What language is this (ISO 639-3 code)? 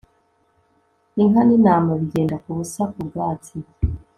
kin